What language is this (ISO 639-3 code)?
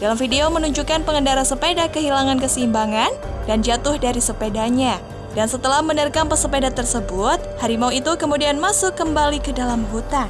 ind